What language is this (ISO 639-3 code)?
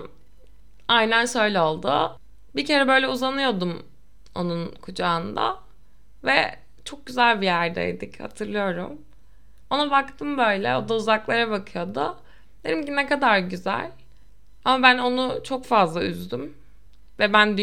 tur